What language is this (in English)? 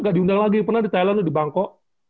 Indonesian